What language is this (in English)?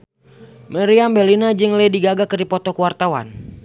Sundanese